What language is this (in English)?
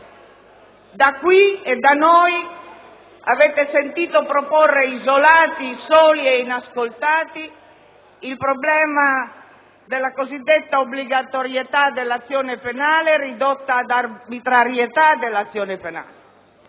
Italian